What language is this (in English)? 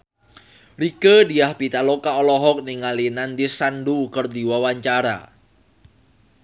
Sundanese